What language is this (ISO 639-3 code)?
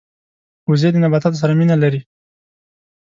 pus